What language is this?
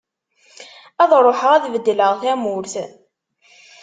Kabyle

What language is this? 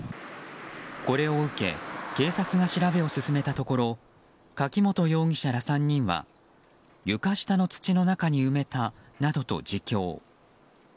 Japanese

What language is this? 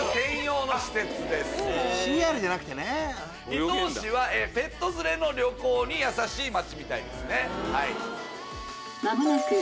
Japanese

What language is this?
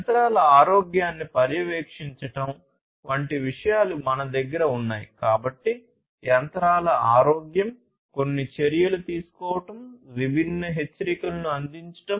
Telugu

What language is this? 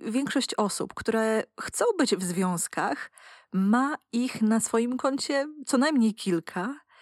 Polish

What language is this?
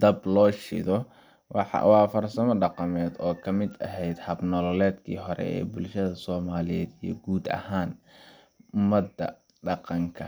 Somali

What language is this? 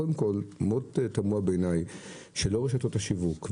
Hebrew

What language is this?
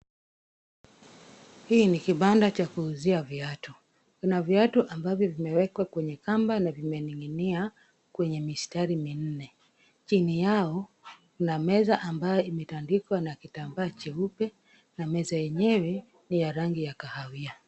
Swahili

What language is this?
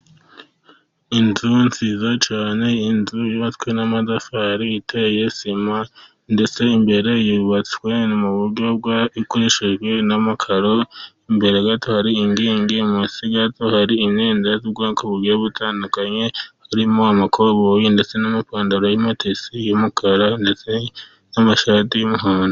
Kinyarwanda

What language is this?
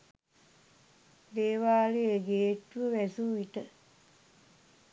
Sinhala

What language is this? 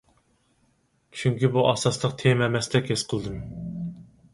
Uyghur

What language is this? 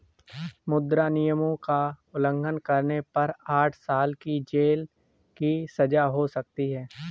Hindi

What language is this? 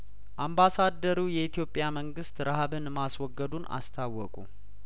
Amharic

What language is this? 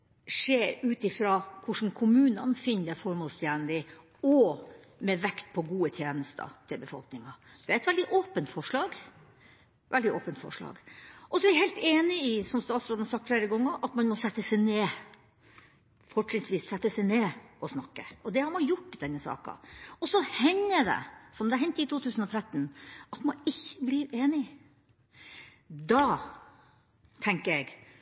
Norwegian Bokmål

